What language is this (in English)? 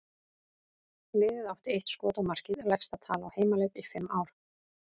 Icelandic